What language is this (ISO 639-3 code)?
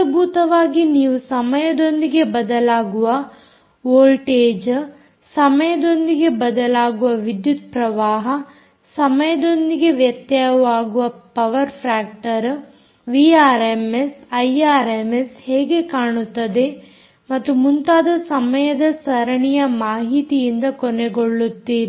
kan